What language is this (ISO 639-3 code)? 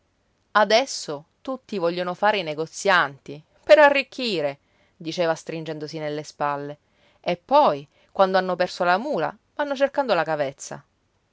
ita